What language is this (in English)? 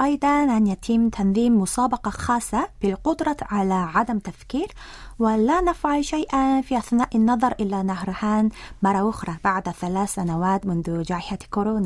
Arabic